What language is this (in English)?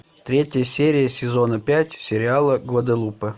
Russian